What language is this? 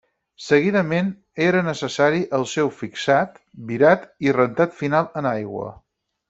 Catalan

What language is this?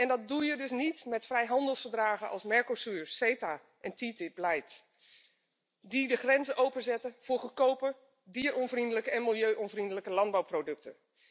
Dutch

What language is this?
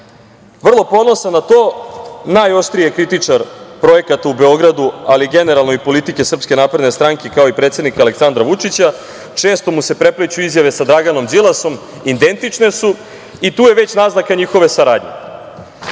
Serbian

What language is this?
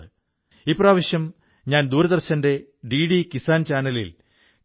Malayalam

